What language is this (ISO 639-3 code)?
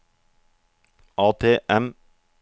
nor